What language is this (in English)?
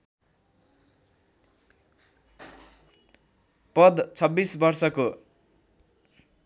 Nepali